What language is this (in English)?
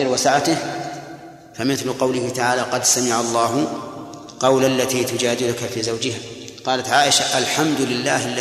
Arabic